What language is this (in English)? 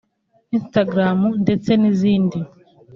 Kinyarwanda